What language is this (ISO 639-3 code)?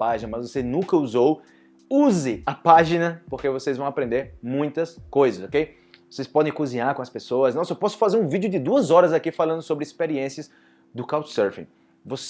por